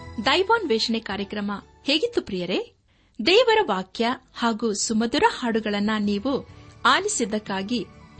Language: Kannada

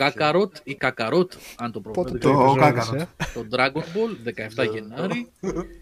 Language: Greek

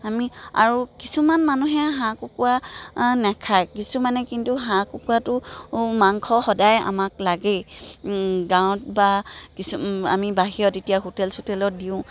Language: Assamese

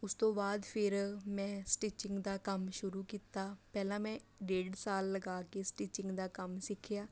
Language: Punjabi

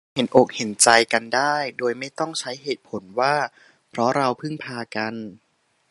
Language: Thai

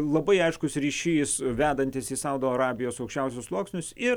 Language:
Lithuanian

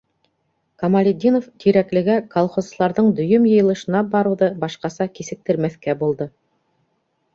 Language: Bashkir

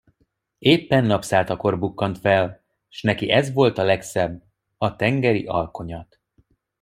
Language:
Hungarian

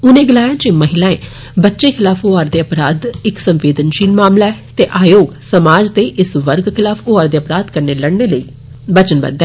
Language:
Dogri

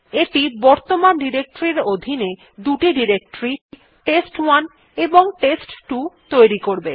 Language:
Bangla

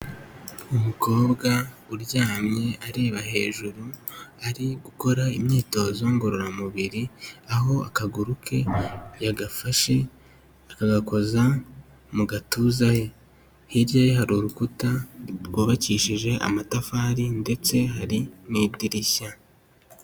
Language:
Kinyarwanda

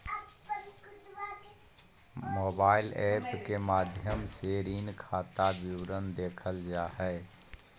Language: Magahi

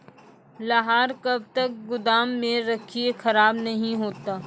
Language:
Maithili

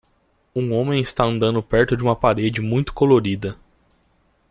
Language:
Portuguese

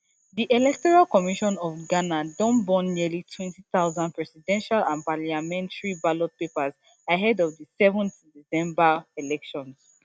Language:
Nigerian Pidgin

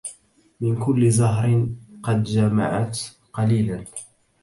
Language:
Arabic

